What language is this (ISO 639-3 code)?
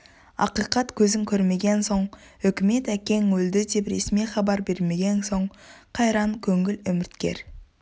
kaz